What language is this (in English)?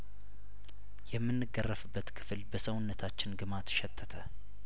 Amharic